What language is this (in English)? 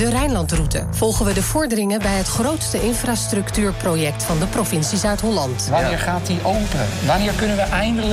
Dutch